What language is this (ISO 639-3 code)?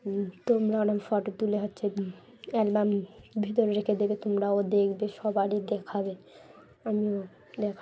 ben